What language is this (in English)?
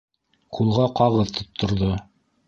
Bashkir